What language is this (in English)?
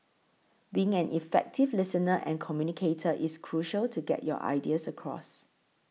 English